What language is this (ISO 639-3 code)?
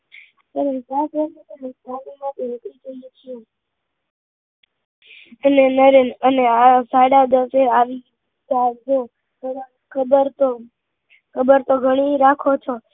guj